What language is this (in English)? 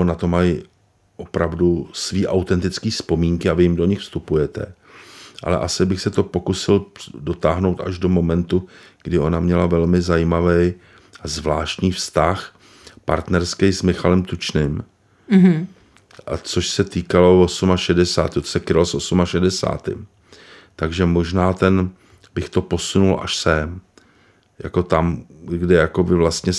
Czech